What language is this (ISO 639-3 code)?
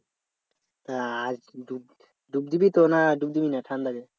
ben